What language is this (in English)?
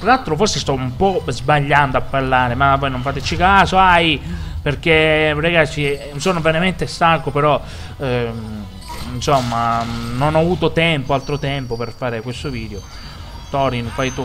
Italian